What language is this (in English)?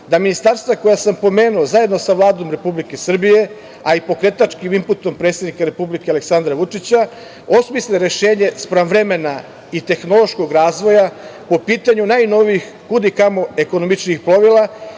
Serbian